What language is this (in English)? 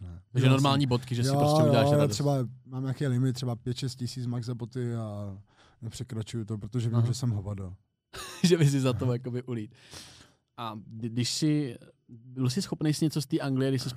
Czech